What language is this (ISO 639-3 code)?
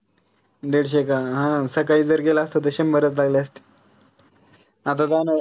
mar